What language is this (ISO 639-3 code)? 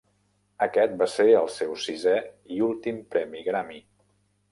cat